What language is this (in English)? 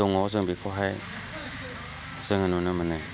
Bodo